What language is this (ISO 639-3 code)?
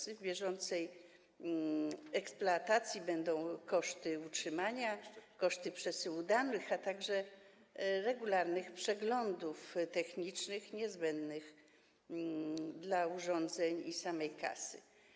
pol